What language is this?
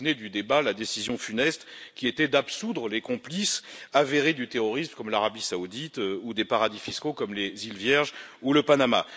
French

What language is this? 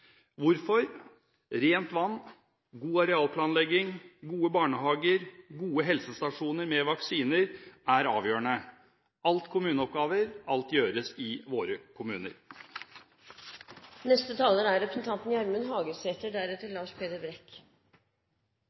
Norwegian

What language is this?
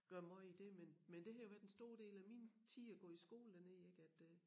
Danish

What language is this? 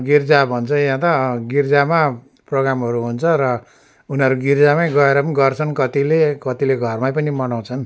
Nepali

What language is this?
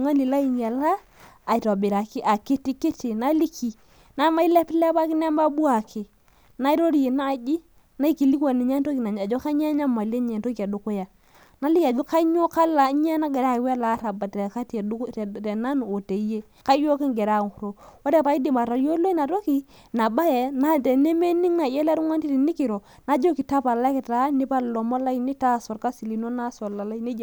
Masai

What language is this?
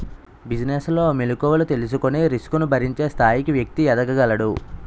Telugu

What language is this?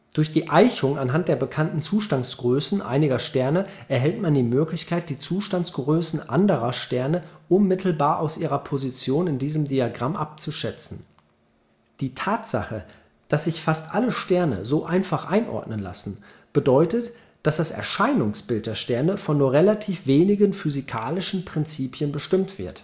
German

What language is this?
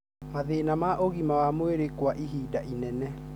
Kikuyu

